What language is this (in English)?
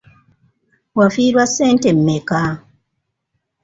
Ganda